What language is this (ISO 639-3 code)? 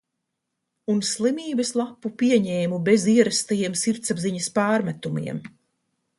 lav